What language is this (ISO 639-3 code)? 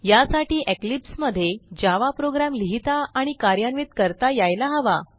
mar